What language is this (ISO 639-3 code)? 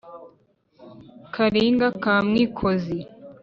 kin